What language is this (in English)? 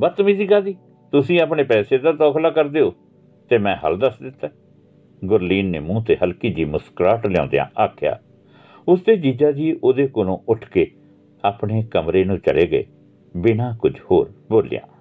Punjabi